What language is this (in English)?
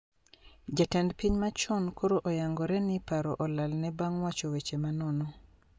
Luo (Kenya and Tanzania)